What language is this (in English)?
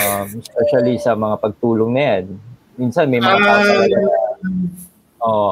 Filipino